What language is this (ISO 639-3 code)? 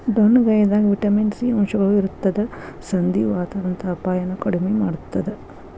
kan